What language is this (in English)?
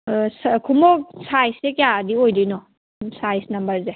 Manipuri